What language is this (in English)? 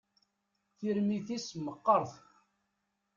Kabyle